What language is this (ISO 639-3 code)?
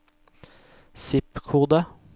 nor